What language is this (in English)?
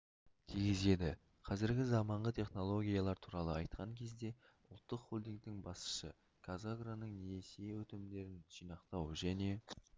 Kazakh